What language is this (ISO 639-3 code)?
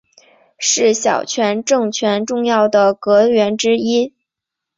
zho